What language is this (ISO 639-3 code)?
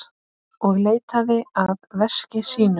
isl